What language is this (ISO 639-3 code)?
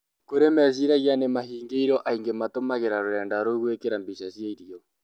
kik